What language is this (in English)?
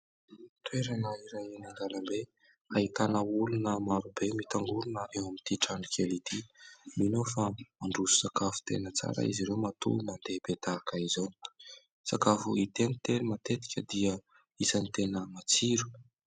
Malagasy